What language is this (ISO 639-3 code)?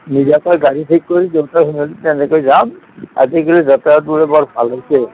asm